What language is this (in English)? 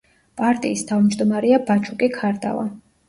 Georgian